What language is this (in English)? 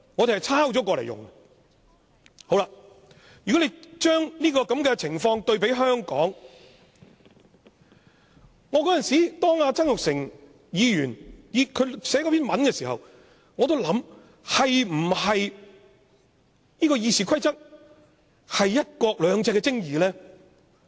Cantonese